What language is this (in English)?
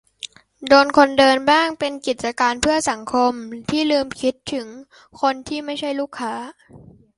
Thai